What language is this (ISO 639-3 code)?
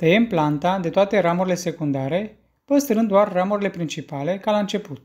ron